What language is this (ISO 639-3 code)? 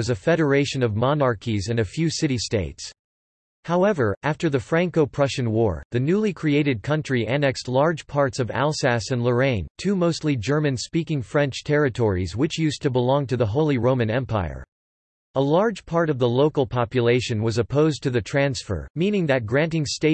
eng